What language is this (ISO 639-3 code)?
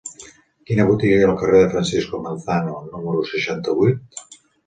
cat